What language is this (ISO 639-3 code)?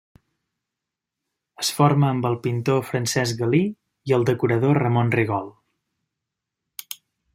cat